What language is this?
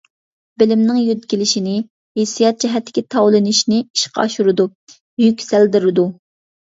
Uyghur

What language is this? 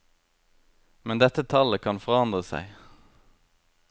Norwegian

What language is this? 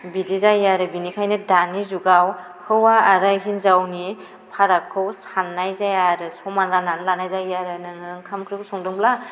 Bodo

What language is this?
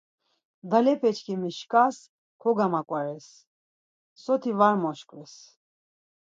Laz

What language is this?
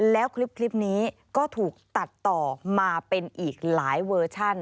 Thai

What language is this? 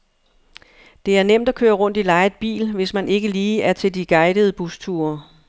Danish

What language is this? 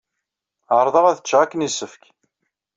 Kabyle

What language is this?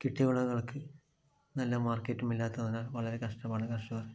Malayalam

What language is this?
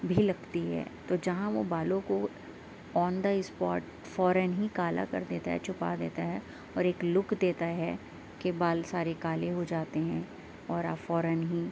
Urdu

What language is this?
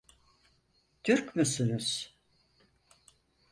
Turkish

